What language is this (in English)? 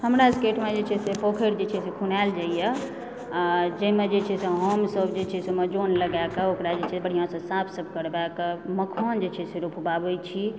Maithili